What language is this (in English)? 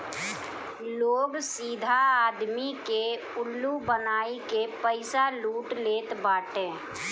Bhojpuri